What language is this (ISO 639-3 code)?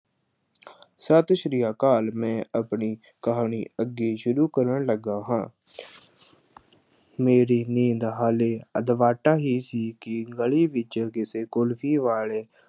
pan